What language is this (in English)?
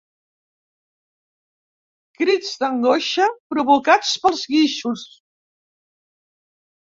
Catalan